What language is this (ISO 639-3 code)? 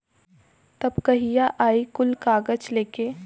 bho